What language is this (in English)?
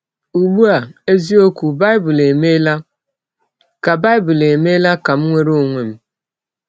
Igbo